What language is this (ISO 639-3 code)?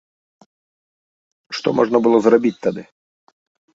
bel